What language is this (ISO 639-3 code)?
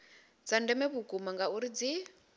ven